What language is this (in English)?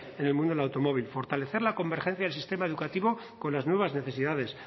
Spanish